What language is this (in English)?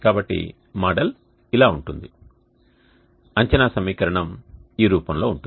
Telugu